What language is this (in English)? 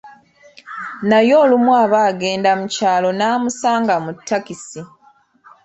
Ganda